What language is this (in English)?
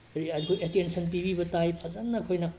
Manipuri